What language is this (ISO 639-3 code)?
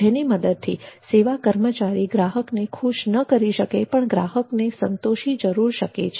guj